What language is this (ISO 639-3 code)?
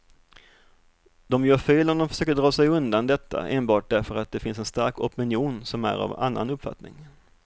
swe